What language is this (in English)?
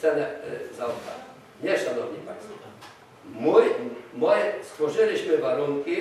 Polish